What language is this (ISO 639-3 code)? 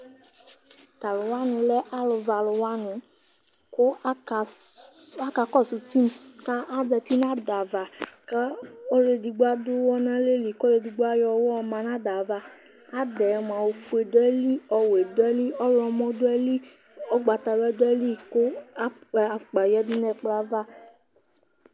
kpo